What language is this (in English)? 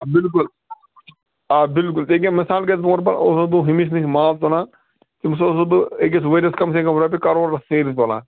Kashmiri